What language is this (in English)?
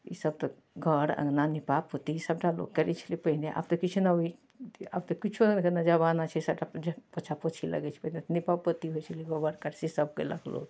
Maithili